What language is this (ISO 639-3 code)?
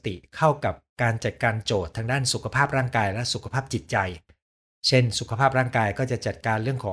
tha